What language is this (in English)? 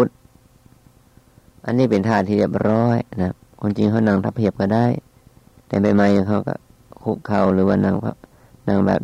Thai